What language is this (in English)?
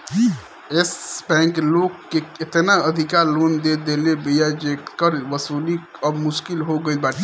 Bhojpuri